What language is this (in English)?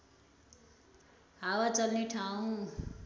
Nepali